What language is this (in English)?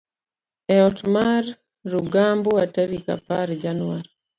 Luo (Kenya and Tanzania)